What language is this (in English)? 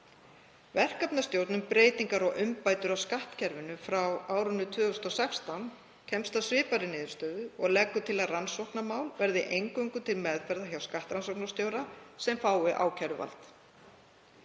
Icelandic